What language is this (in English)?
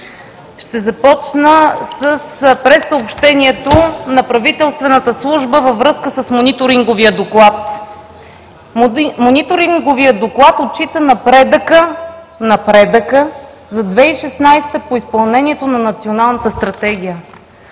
Bulgarian